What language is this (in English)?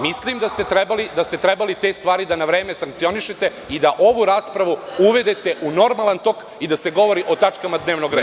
Serbian